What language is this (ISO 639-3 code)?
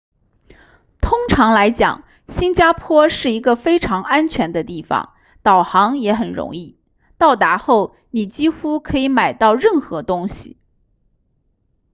zho